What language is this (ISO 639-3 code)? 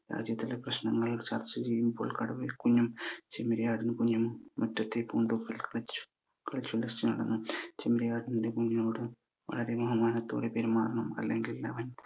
mal